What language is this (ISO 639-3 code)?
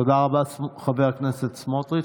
heb